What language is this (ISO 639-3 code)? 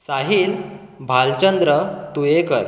kok